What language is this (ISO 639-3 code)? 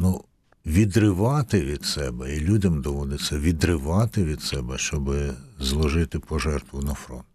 ukr